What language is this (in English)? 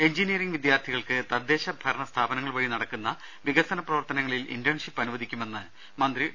Malayalam